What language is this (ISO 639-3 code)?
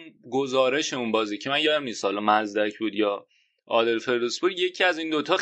fas